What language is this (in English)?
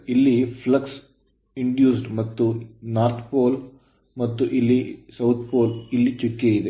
Kannada